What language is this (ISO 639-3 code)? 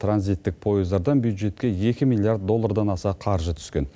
kaz